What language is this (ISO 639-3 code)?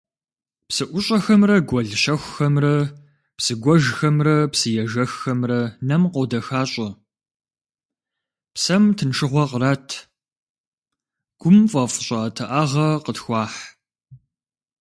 kbd